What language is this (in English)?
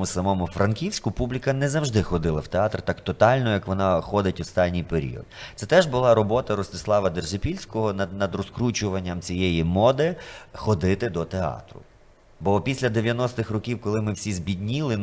Ukrainian